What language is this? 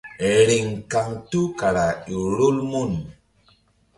Mbum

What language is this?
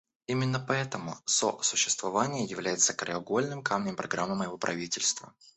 Russian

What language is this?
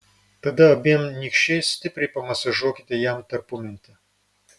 Lithuanian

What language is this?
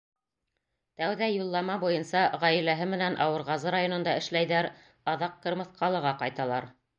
Bashkir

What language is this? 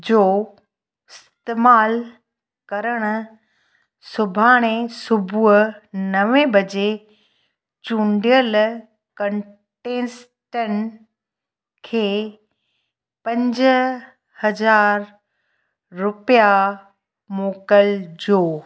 Sindhi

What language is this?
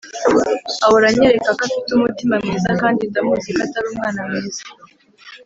Kinyarwanda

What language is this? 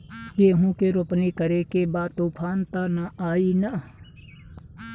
Bhojpuri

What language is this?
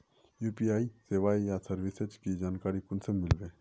Magahi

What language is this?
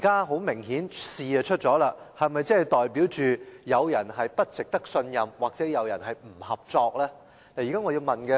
Cantonese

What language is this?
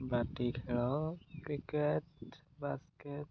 Odia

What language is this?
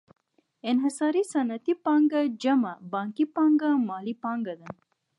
Pashto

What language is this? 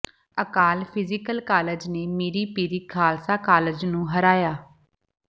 Punjabi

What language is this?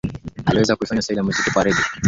Swahili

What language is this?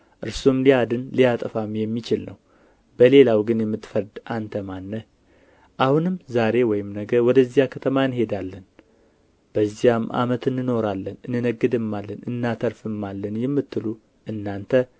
Amharic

